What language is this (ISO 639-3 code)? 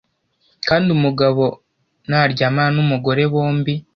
kin